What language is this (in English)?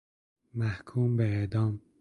Persian